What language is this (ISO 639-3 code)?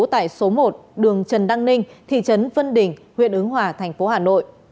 vie